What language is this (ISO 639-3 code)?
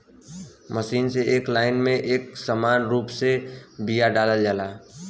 bho